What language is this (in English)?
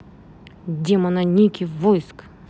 Russian